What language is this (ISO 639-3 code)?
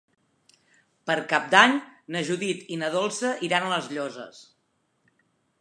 cat